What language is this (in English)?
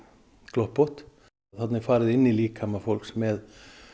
Icelandic